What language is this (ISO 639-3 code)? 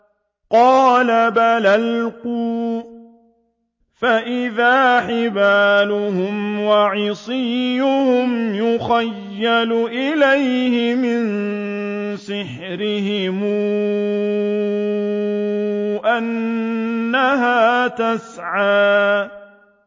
ara